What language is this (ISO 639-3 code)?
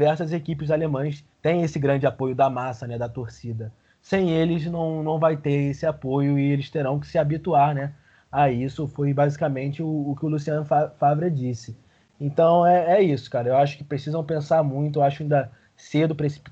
por